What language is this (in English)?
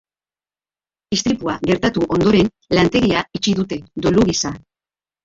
Basque